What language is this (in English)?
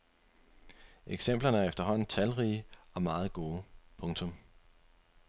Danish